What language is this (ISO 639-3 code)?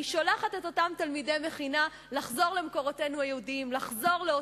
heb